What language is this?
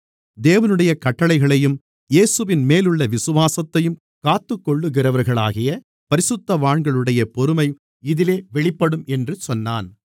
Tamil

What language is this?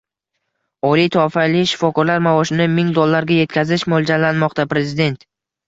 Uzbek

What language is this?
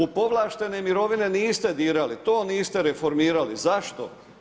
Croatian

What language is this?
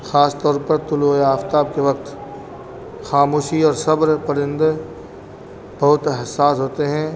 Urdu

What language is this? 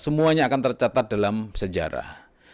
Indonesian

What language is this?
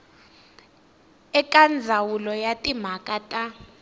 Tsonga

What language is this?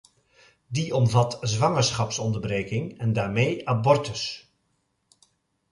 Dutch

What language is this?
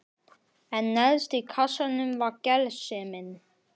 Icelandic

